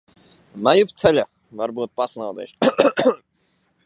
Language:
Latvian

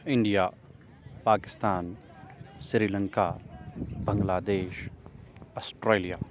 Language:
Urdu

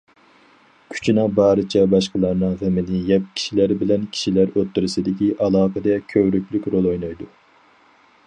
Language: Uyghur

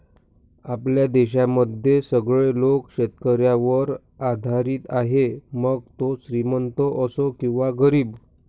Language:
Marathi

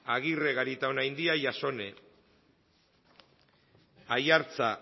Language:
Basque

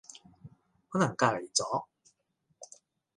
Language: Cantonese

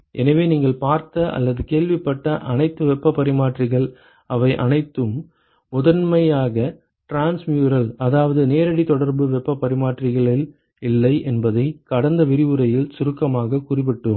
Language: Tamil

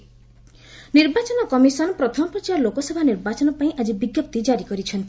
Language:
Odia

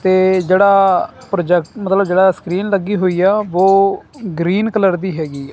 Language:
Punjabi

